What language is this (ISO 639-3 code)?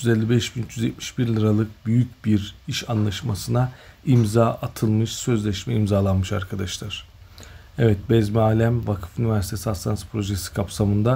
tur